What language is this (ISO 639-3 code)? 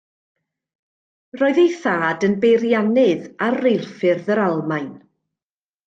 cym